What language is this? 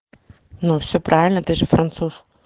Russian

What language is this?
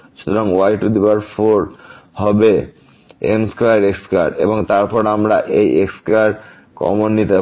Bangla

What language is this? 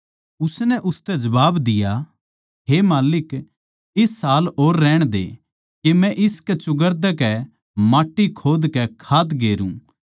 Haryanvi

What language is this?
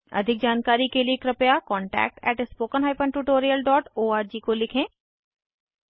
Hindi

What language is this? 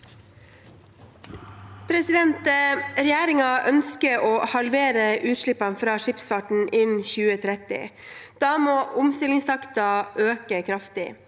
Norwegian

